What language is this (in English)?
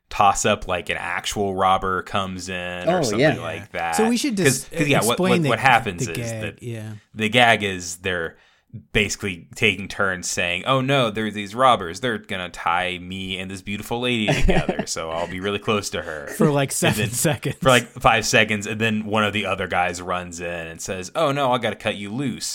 English